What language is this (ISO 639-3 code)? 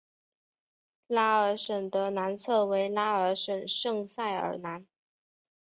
zho